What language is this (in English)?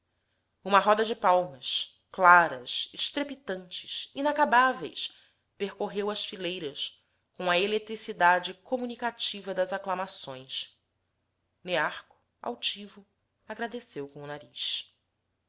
Portuguese